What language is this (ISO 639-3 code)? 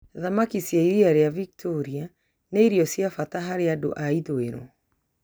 kik